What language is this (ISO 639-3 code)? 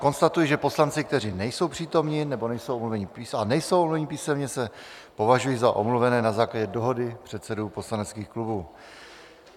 ces